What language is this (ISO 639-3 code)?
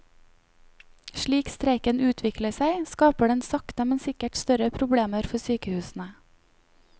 nor